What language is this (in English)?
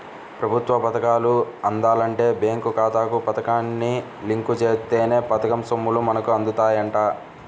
Telugu